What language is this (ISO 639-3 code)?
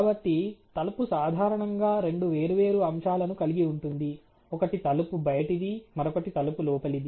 tel